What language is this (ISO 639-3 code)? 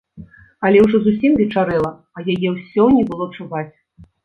bel